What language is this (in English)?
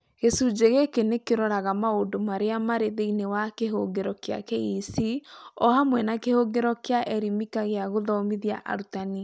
Kikuyu